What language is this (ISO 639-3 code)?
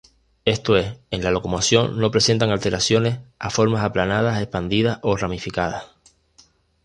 spa